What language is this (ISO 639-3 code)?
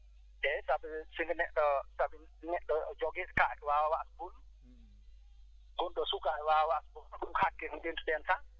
ful